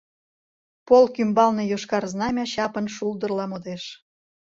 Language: Mari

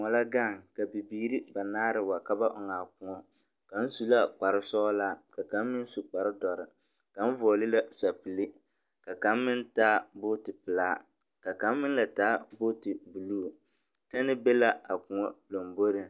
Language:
Southern Dagaare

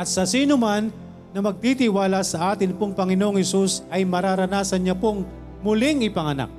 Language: Filipino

